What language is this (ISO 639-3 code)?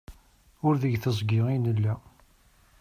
kab